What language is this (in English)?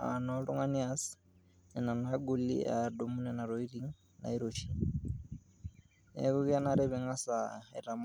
Masai